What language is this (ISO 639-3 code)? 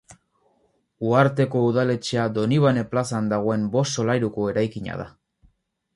eus